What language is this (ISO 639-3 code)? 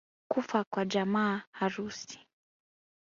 swa